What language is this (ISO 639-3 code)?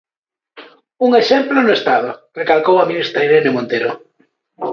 glg